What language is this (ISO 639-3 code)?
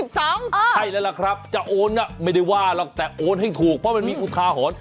tha